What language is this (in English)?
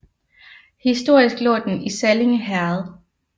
Danish